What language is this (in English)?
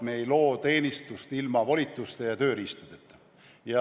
Estonian